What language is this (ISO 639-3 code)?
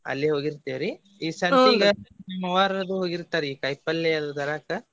kan